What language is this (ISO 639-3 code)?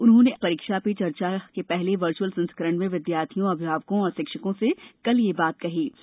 hin